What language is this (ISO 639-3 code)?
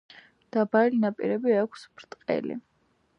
kat